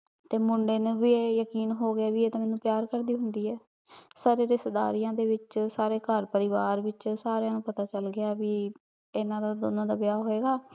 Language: Punjabi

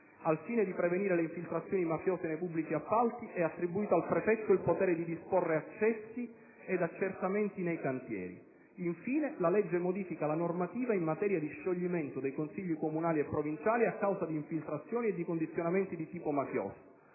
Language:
Italian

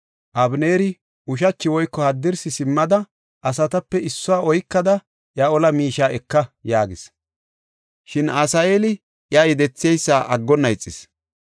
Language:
Gofa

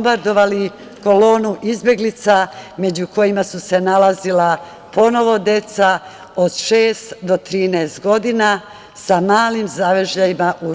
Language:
Serbian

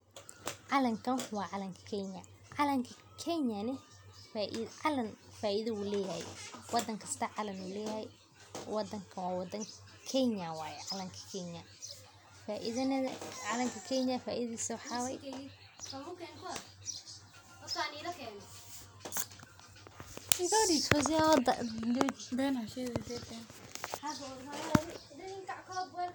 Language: Somali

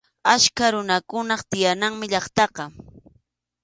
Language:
Arequipa-La Unión Quechua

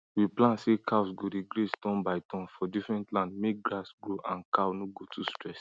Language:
Nigerian Pidgin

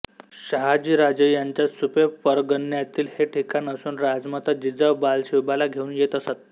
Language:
Marathi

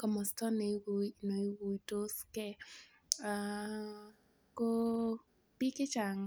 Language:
Kalenjin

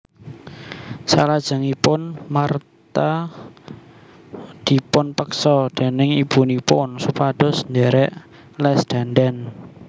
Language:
Javanese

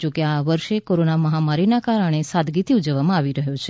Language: Gujarati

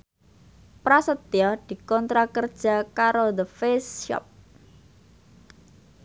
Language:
Javanese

